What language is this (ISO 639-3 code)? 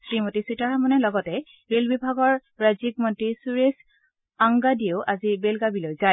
asm